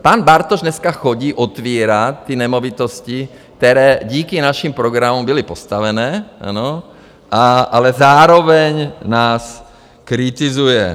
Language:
Czech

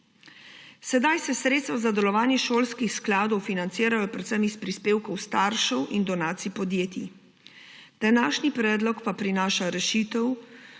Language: Slovenian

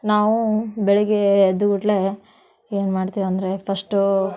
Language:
Kannada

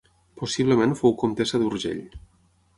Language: Catalan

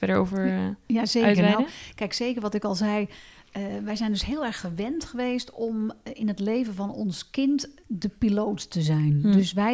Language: Dutch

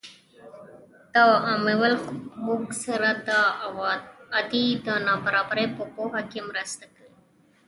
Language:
Pashto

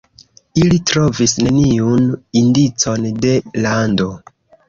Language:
Esperanto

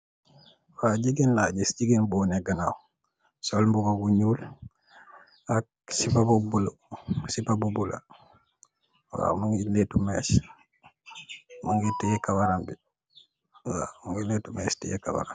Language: Wolof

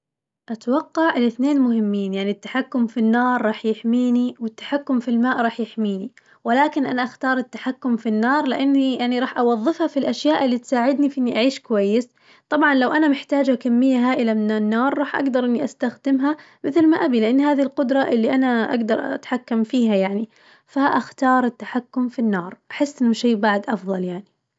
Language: Najdi Arabic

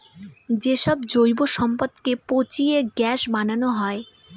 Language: Bangla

